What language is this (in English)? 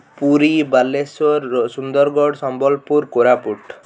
Odia